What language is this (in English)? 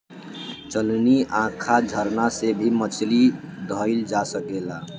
Bhojpuri